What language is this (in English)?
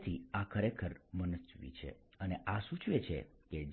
Gujarati